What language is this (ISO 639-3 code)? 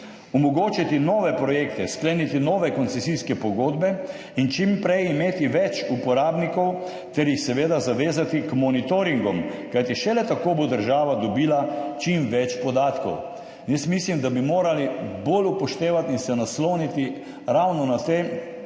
slv